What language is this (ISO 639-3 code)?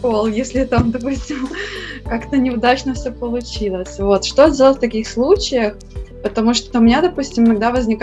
rus